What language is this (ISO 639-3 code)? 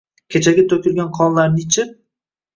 uzb